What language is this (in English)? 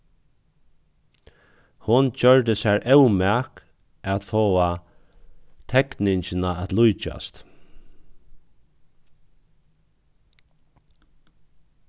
Faroese